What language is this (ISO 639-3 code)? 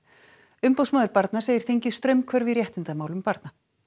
isl